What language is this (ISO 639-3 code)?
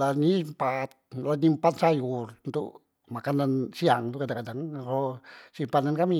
mui